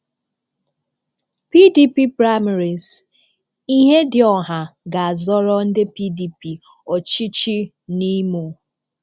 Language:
Igbo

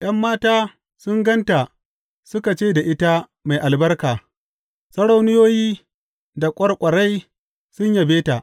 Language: Hausa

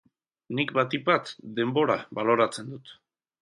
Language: Basque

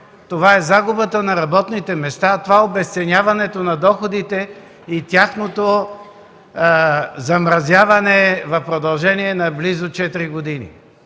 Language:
Bulgarian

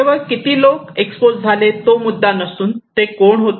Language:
Marathi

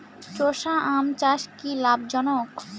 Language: Bangla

